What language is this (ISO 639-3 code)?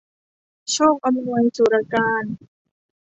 tha